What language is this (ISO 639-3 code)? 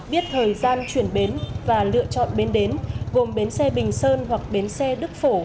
vie